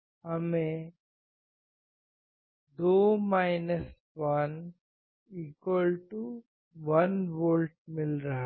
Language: Hindi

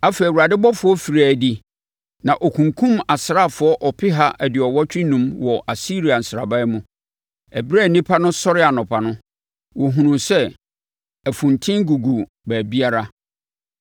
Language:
Akan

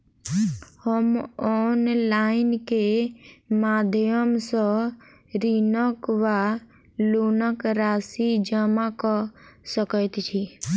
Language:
Maithili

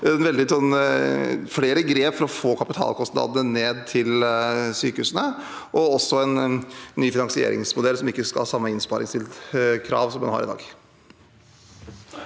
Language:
Norwegian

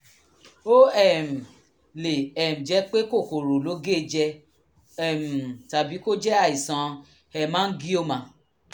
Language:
Yoruba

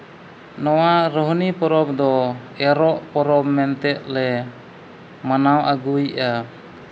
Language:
Santali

